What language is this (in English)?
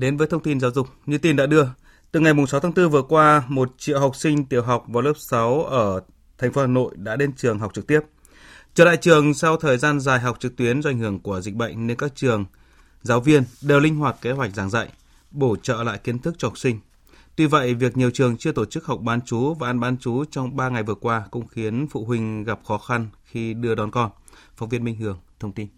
Vietnamese